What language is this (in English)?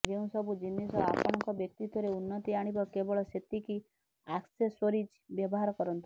Odia